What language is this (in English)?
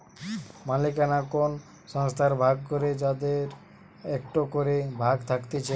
Bangla